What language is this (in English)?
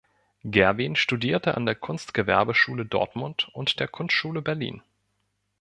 German